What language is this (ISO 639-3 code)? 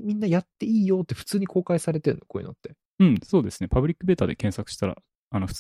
jpn